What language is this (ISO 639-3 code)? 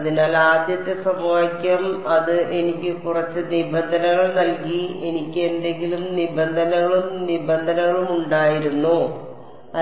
mal